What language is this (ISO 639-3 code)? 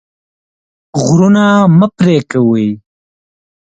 pus